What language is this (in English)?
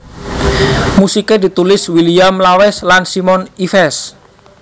Javanese